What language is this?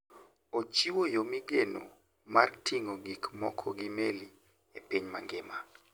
Luo (Kenya and Tanzania)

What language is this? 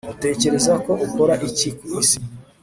Kinyarwanda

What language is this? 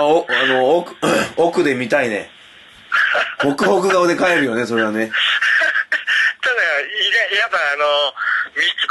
Japanese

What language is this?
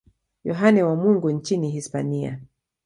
Swahili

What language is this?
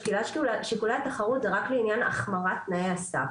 Hebrew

